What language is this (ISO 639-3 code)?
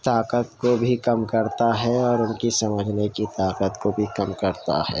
urd